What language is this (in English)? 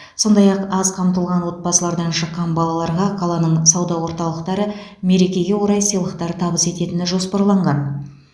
Kazakh